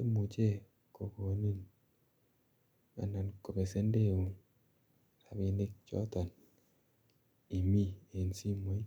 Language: Kalenjin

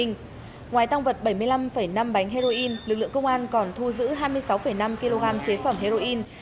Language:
Vietnamese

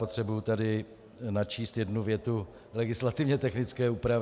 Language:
Czech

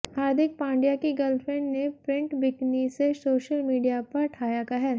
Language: Hindi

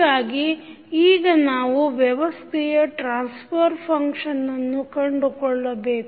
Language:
Kannada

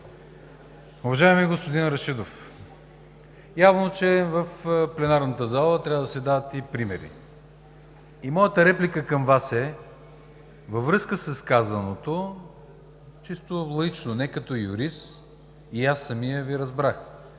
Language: Bulgarian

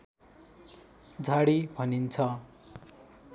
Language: Nepali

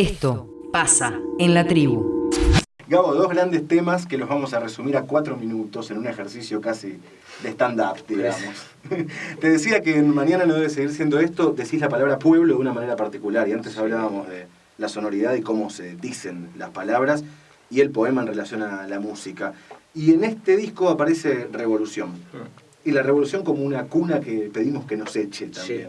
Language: Spanish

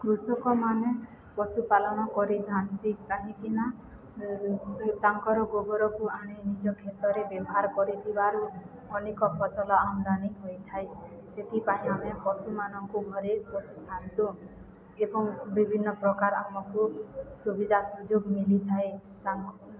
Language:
Odia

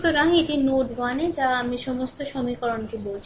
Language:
Bangla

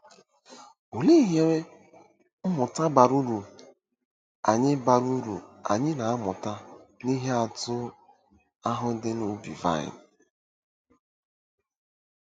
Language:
Igbo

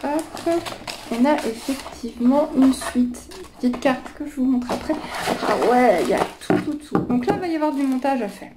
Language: French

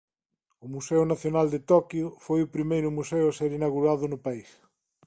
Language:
Galician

